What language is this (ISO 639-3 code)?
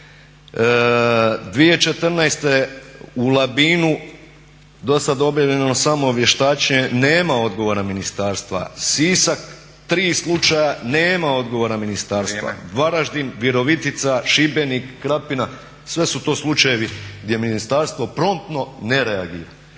hrv